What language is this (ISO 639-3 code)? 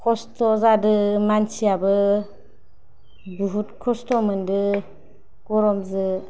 brx